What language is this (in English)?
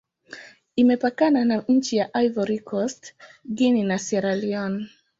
Swahili